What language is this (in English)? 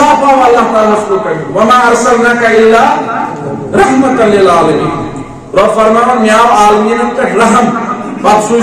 Turkish